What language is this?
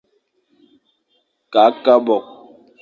Fang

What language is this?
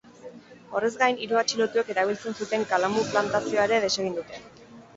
Basque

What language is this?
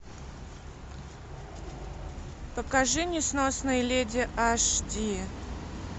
Russian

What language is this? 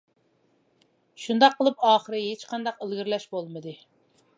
Uyghur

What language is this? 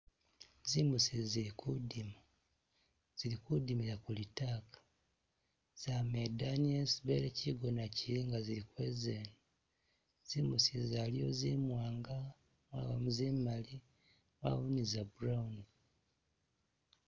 Masaaba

